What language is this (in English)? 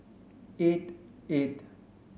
English